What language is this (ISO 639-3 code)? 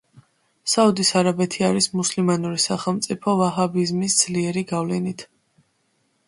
kat